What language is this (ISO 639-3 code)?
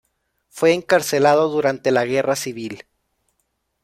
spa